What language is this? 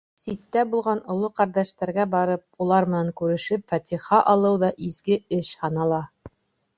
Bashkir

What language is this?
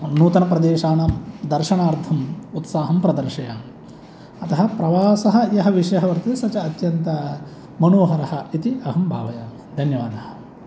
Sanskrit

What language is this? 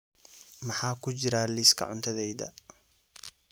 Somali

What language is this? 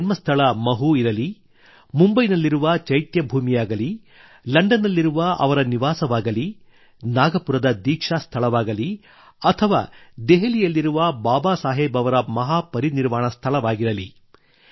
Kannada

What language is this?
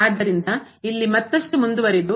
Kannada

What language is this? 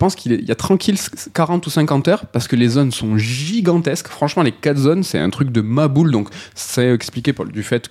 French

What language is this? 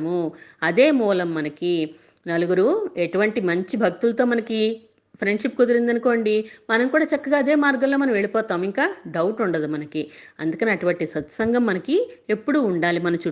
Telugu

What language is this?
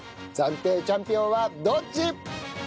Japanese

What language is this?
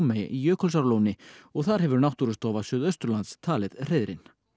Icelandic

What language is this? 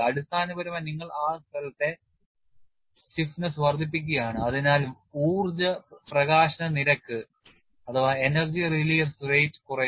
Malayalam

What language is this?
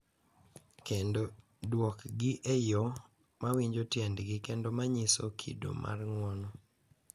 Luo (Kenya and Tanzania)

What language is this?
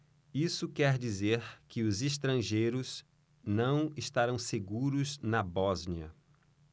Portuguese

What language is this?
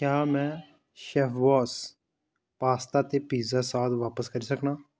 Dogri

